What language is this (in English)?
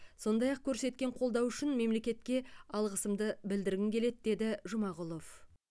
Kazakh